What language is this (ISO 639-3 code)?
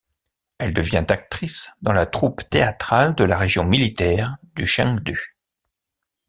fra